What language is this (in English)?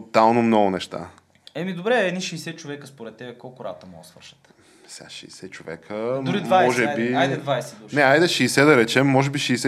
Bulgarian